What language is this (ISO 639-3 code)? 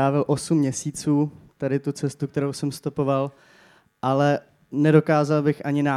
ces